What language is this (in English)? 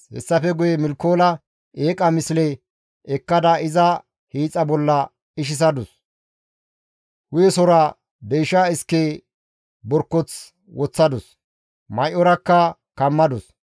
Gamo